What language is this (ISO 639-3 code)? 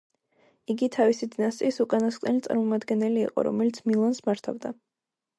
kat